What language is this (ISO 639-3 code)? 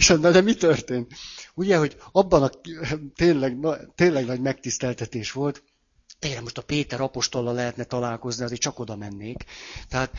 hun